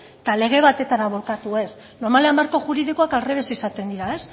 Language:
Basque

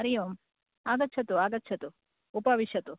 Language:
Sanskrit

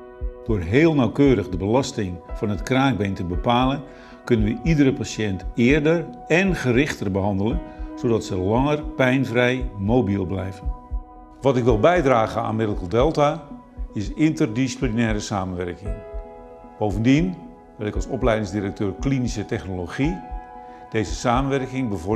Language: Dutch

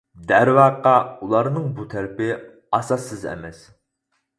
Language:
Uyghur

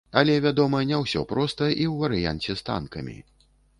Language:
Belarusian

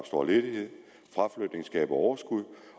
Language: Danish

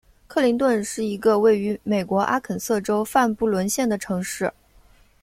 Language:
Chinese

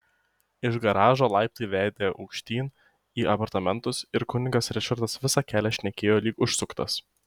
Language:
Lithuanian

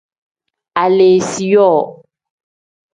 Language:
Tem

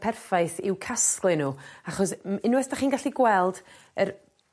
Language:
Welsh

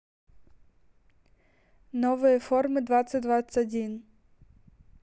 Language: Russian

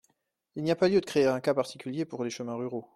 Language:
French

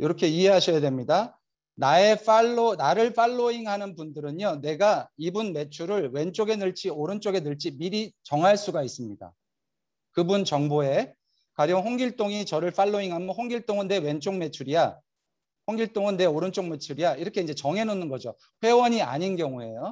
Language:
Korean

